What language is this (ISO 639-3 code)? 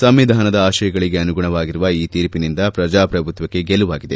kan